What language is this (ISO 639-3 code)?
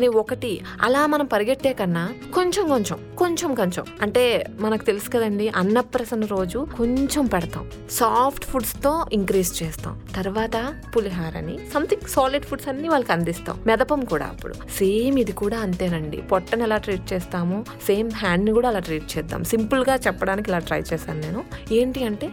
tel